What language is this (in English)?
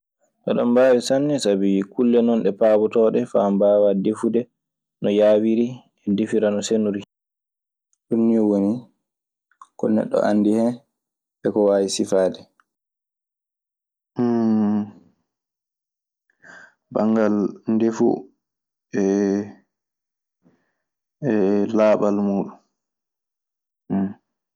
Maasina Fulfulde